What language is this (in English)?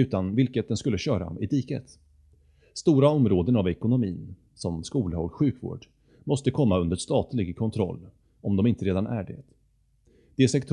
Swedish